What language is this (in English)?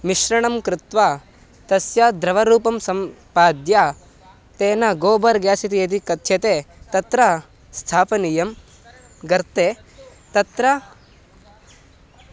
Sanskrit